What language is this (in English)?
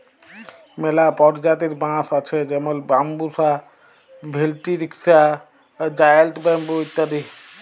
Bangla